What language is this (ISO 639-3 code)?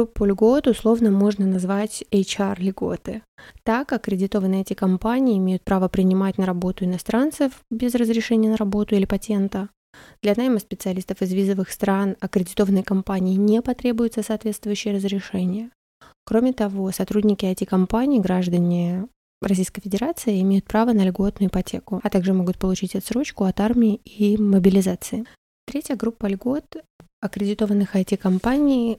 rus